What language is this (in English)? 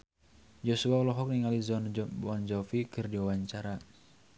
Sundanese